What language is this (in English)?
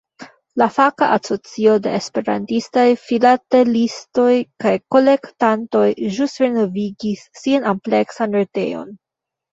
Esperanto